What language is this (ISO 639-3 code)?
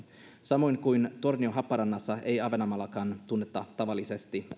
fin